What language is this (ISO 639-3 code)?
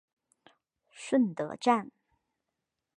zho